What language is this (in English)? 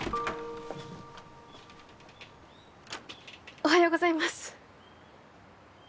Japanese